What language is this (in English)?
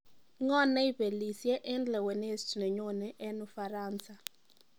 Kalenjin